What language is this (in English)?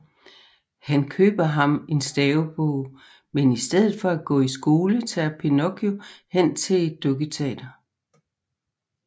Danish